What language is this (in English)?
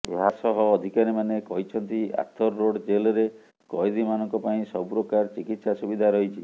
Odia